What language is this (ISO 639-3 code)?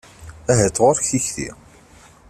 kab